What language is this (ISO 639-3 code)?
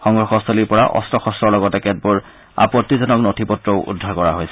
asm